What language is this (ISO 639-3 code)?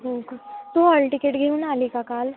mar